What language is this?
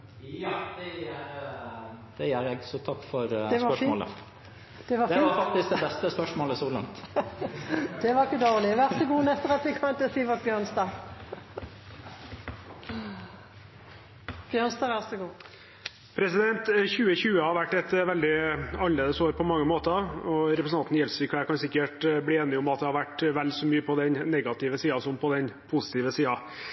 Norwegian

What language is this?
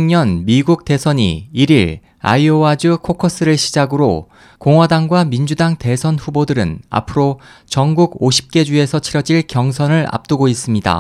Korean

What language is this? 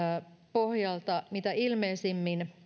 Finnish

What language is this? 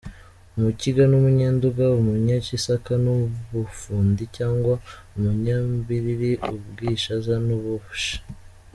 Kinyarwanda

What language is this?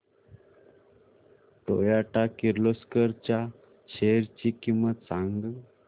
Marathi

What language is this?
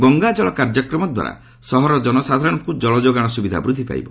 Odia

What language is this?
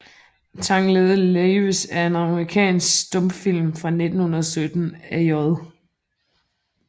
Danish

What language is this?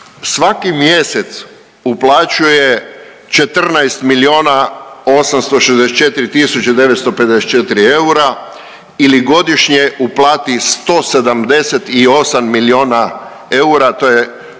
Croatian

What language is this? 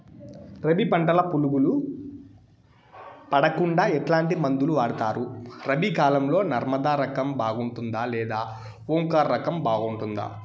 Telugu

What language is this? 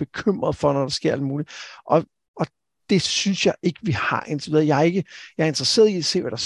Danish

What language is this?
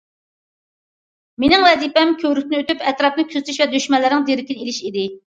Uyghur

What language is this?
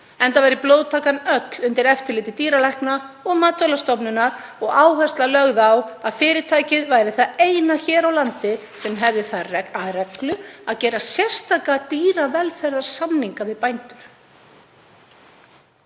Icelandic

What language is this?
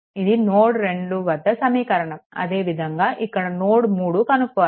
Telugu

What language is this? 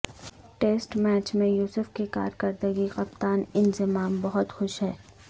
Urdu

